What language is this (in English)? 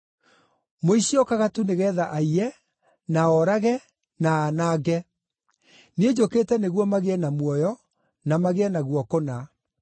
Kikuyu